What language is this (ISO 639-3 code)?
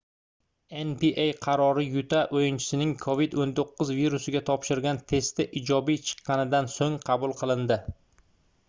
uzb